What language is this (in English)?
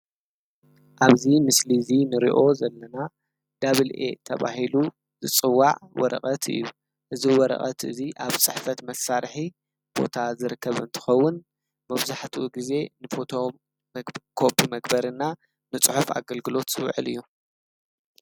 Tigrinya